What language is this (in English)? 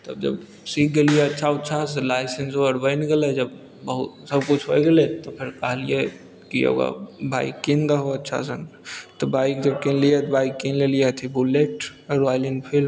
Maithili